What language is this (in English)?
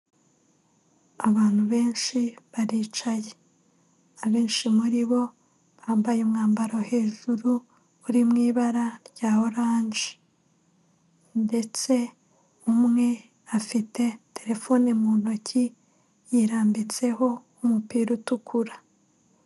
Kinyarwanda